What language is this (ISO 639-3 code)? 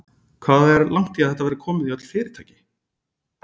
isl